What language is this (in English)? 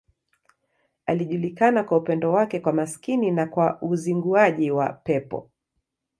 Swahili